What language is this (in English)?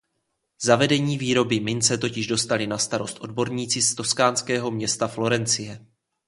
Czech